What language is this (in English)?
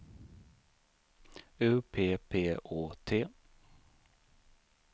Swedish